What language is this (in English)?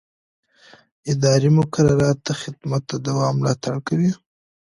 Pashto